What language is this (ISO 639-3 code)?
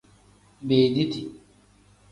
kdh